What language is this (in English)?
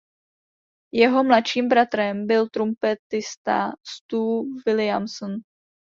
Czech